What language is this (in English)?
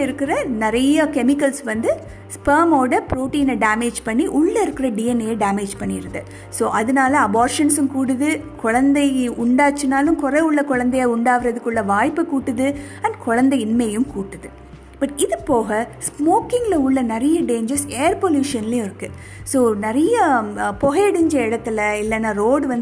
Tamil